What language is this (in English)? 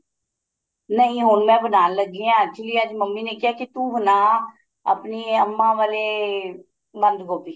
Punjabi